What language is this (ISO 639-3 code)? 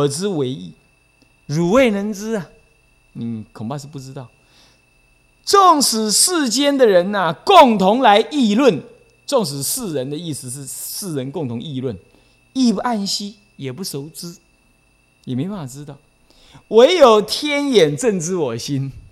zho